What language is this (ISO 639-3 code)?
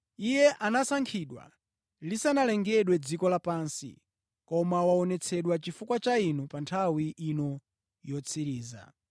nya